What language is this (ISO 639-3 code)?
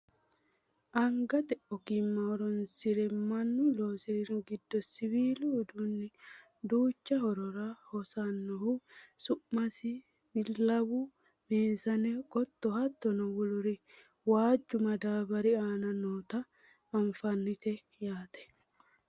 sid